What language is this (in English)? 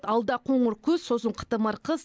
Kazakh